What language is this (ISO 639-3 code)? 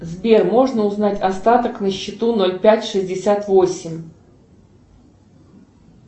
rus